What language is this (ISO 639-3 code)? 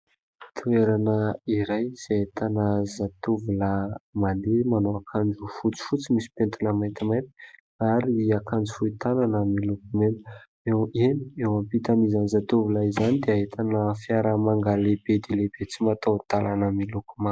mlg